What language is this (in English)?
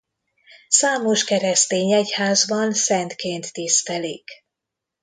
Hungarian